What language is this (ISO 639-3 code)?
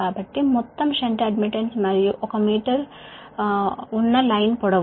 tel